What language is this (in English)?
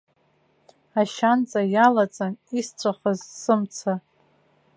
Abkhazian